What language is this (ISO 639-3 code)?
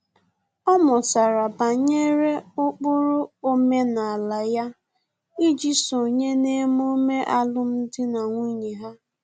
ibo